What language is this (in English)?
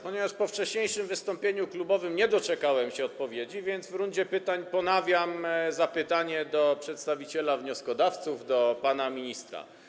Polish